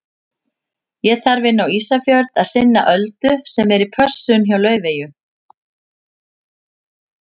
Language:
Icelandic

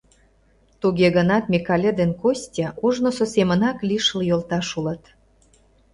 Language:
Mari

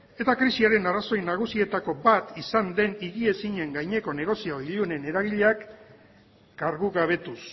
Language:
Basque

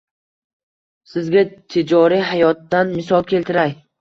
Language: Uzbek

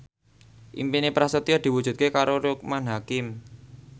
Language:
Javanese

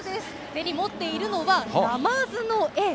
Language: Japanese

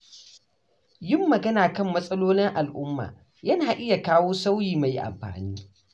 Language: Hausa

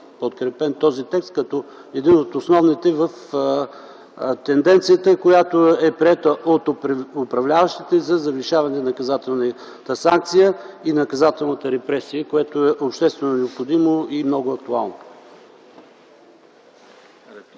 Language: Bulgarian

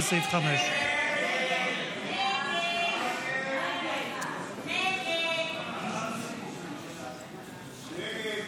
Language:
Hebrew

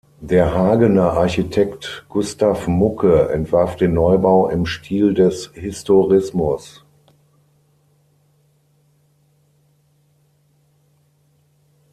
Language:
German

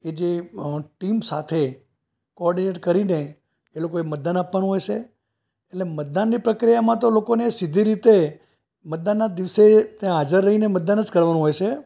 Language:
Gujarati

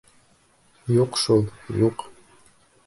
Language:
Bashkir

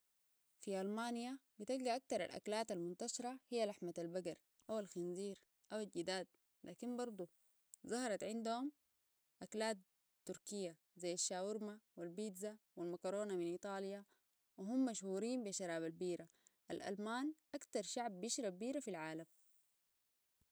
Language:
Sudanese Arabic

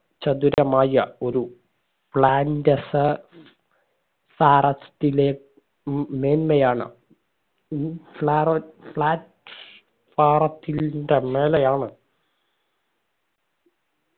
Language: Malayalam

